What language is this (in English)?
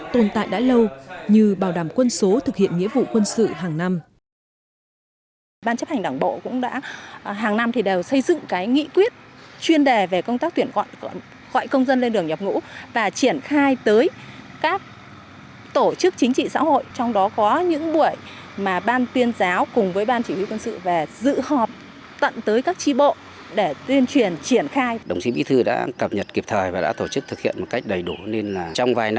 Vietnamese